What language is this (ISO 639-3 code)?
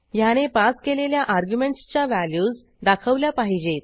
mar